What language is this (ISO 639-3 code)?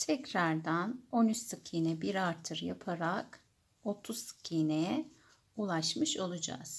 tur